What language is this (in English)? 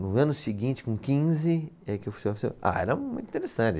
Portuguese